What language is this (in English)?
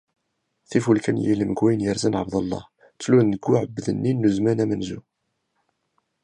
Kabyle